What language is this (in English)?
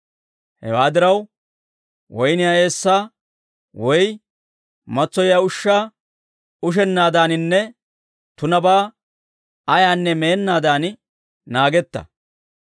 Dawro